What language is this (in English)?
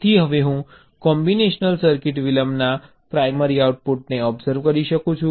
Gujarati